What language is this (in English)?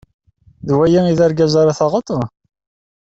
Kabyle